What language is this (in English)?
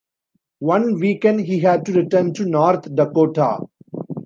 English